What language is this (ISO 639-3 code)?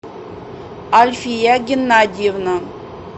rus